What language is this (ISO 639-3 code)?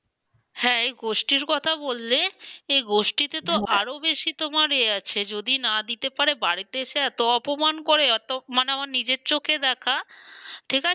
ben